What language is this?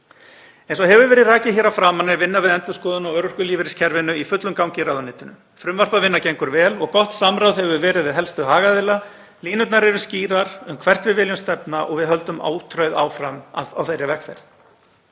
Icelandic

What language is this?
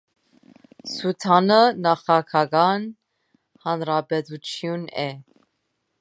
Armenian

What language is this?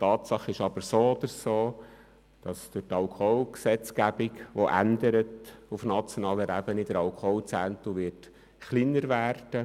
Swiss German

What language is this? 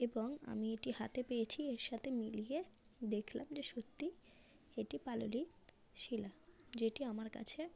Bangla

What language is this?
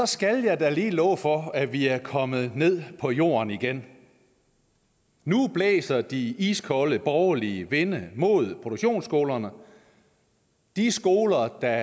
Danish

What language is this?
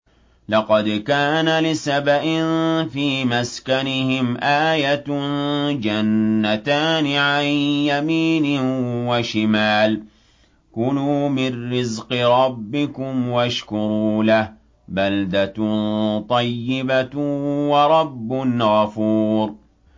Arabic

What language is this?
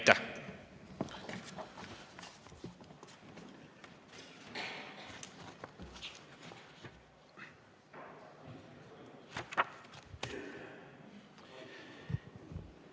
Estonian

